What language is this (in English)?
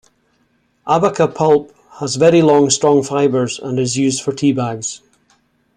English